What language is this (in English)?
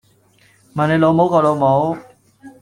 Cantonese